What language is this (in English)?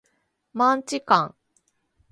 Japanese